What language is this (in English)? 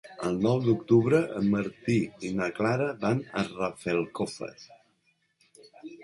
Catalan